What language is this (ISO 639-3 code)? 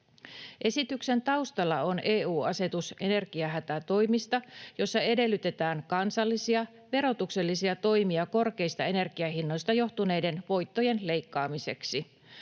fin